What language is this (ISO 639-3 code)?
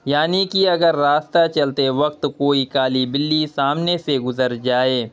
urd